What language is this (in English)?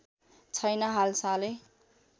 Nepali